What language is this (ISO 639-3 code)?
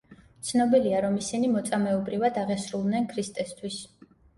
kat